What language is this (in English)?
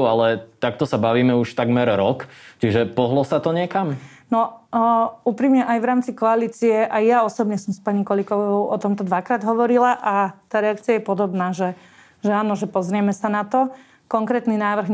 Slovak